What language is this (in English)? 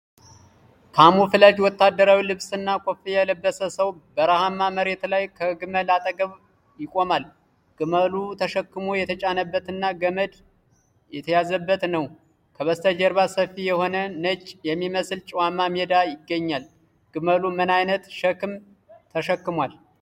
Amharic